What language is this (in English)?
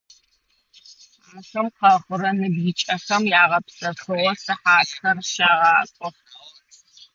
Adyghe